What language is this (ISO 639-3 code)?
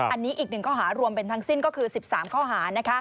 tha